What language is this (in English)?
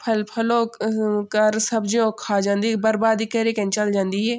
Garhwali